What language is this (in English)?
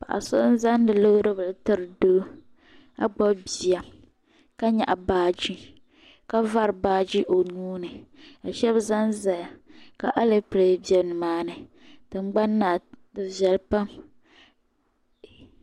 Dagbani